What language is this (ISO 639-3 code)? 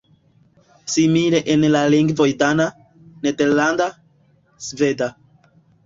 epo